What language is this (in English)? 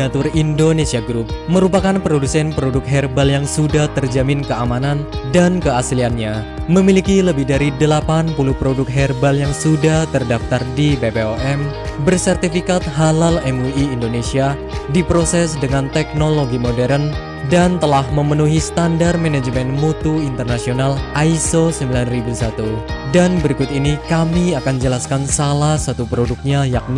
Indonesian